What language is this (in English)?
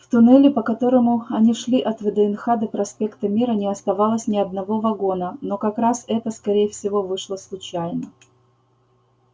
Russian